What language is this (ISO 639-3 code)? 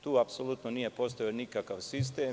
srp